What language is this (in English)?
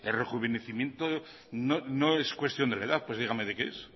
Spanish